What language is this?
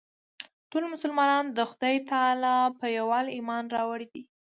Pashto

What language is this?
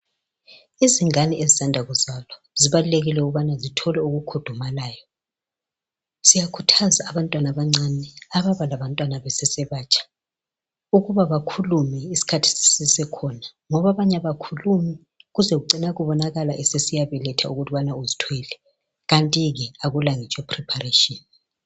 North Ndebele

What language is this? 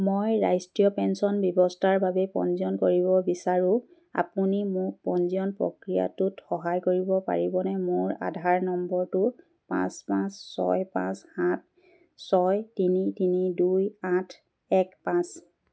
Assamese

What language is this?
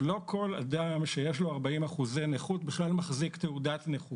Hebrew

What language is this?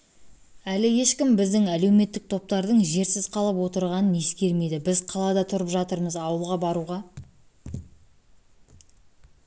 Kazakh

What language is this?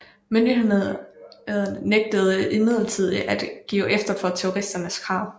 Danish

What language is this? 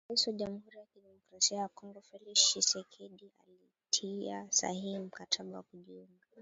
Swahili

